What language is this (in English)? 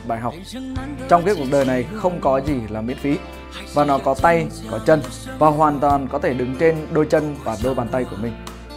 Vietnamese